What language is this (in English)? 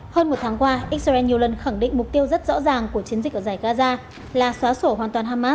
Vietnamese